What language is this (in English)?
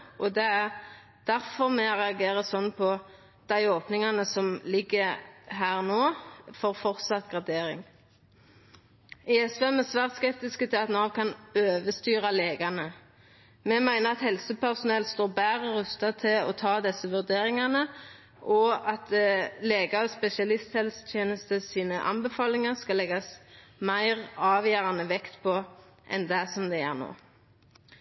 Norwegian Nynorsk